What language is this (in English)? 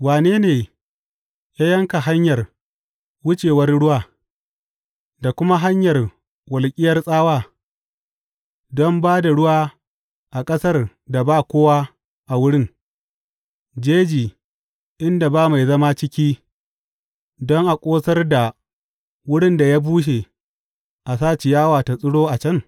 Hausa